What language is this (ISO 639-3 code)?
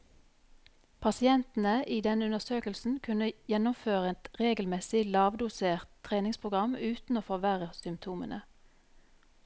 nor